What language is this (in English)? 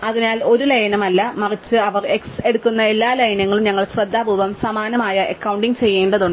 Malayalam